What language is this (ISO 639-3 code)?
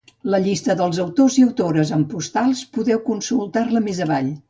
cat